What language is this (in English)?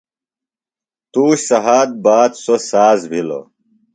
Phalura